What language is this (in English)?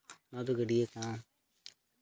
Santali